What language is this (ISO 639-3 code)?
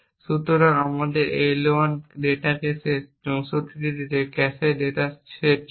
ben